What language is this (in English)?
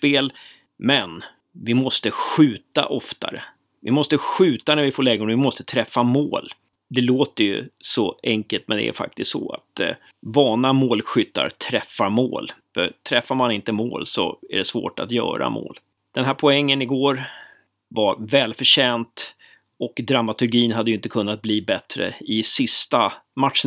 Swedish